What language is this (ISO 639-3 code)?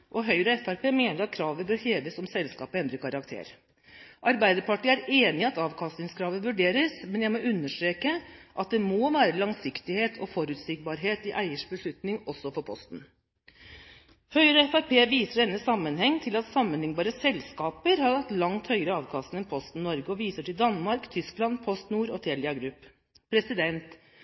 nob